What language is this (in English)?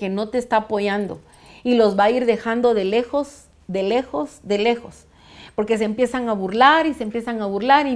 Spanish